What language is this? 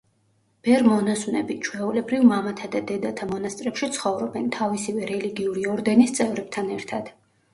Georgian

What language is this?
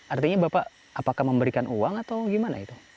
Indonesian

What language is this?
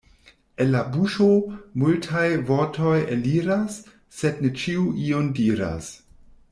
Esperanto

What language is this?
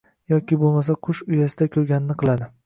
Uzbek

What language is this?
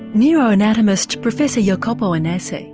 English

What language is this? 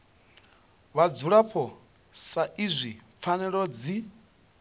Venda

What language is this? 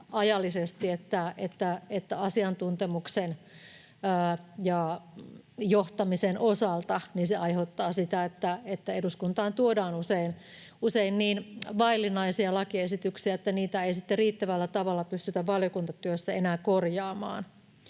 Finnish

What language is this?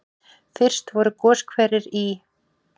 Icelandic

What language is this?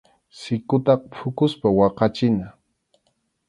Arequipa-La Unión Quechua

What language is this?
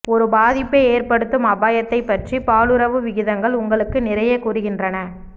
Tamil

